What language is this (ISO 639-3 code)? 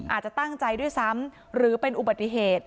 tha